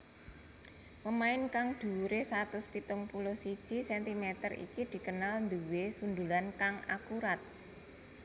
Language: Javanese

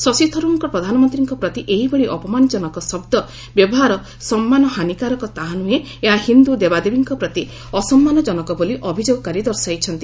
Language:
Odia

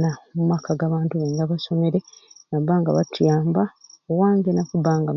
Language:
Ruuli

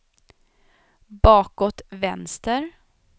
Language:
Swedish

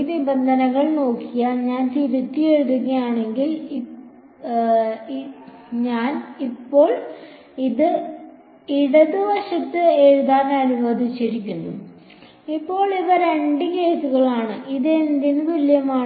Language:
Malayalam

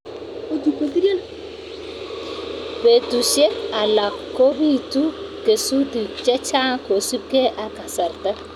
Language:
Kalenjin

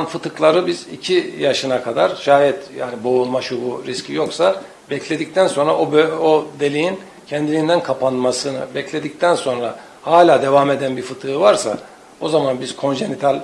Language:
Turkish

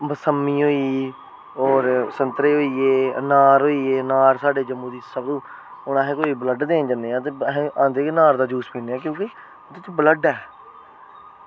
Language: Dogri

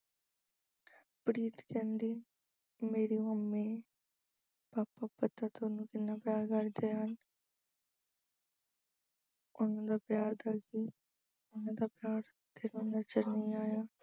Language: Punjabi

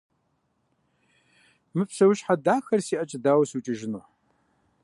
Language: Kabardian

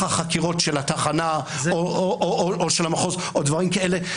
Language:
Hebrew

